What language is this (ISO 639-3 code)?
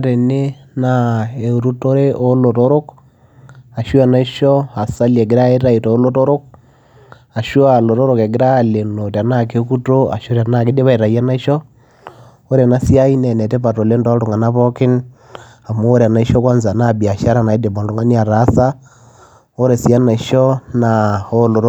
mas